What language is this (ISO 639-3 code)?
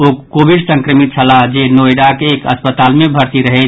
mai